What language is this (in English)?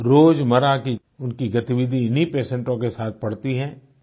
Hindi